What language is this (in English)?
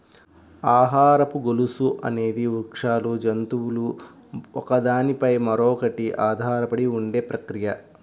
Telugu